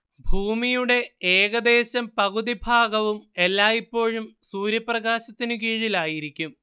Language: Malayalam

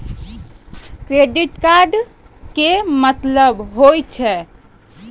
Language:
Maithili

